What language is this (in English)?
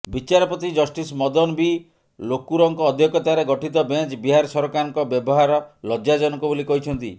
Odia